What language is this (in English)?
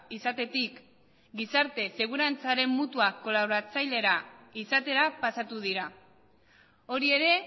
Basque